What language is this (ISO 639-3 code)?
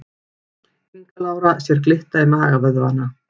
isl